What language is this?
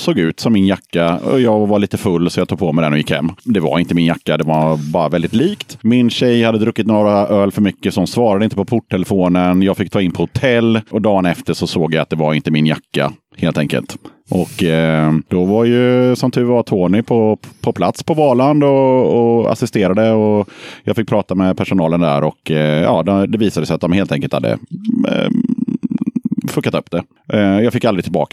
Swedish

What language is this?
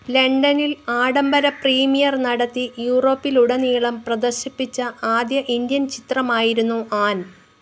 Malayalam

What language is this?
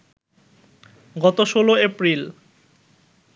Bangla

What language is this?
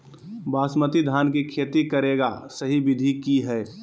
Magahi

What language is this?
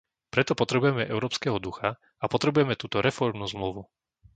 Slovak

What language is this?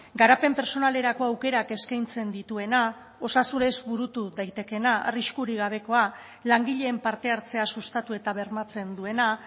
Basque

